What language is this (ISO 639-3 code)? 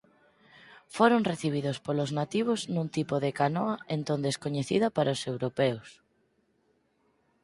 glg